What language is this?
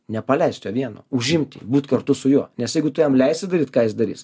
Lithuanian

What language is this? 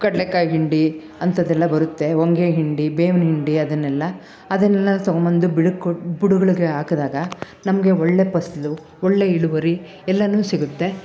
Kannada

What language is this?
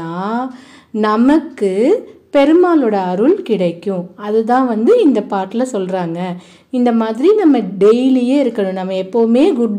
Tamil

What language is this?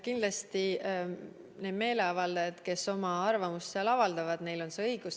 Estonian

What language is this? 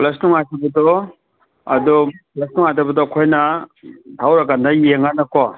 Manipuri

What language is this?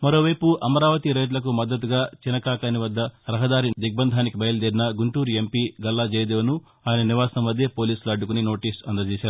Telugu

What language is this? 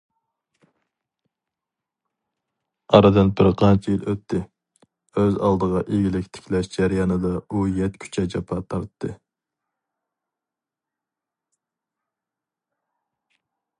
Uyghur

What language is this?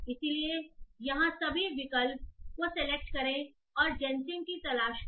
Hindi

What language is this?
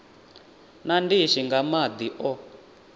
Venda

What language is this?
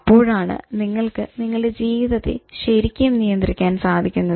Malayalam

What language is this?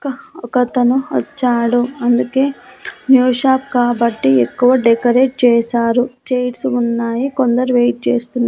Telugu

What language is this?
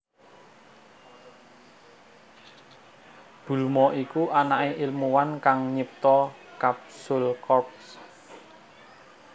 Javanese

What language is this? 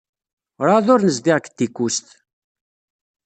Kabyle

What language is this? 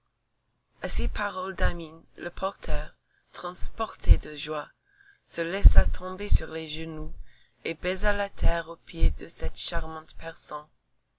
French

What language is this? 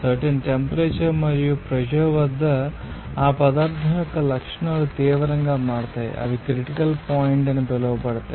Telugu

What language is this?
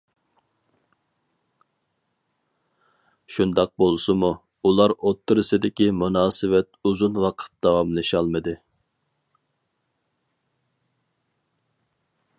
Uyghur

